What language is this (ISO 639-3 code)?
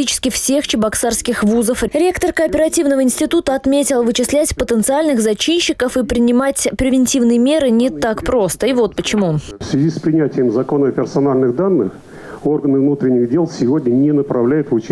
rus